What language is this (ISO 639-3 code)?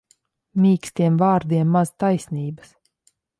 lav